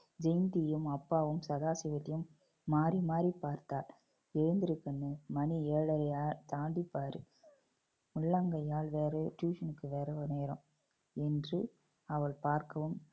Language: Tamil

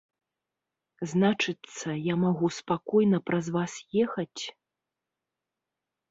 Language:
Belarusian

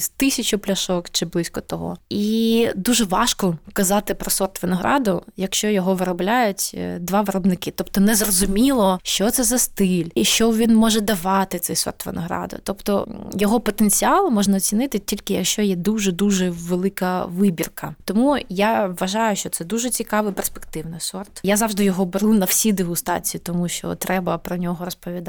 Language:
Ukrainian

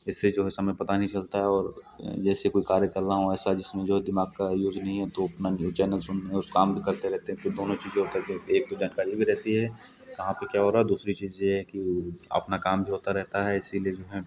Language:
Hindi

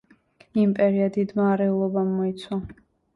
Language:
Georgian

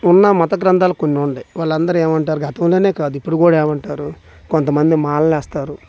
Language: Telugu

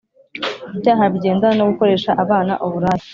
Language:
Kinyarwanda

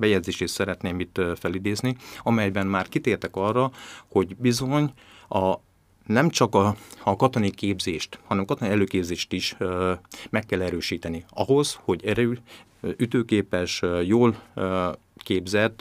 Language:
Hungarian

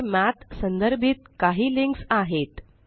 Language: Marathi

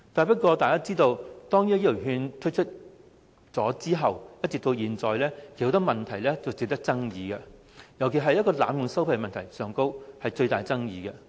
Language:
Cantonese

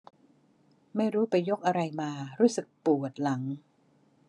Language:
Thai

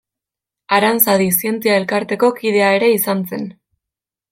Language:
Basque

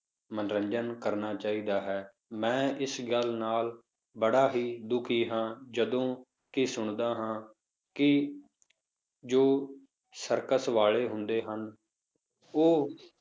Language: Punjabi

